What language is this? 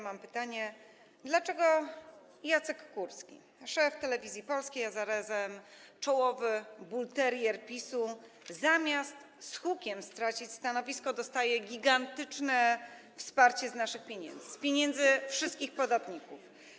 Polish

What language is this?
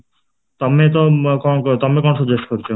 Odia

